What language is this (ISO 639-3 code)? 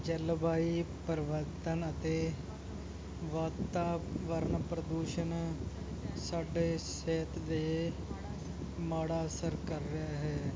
pan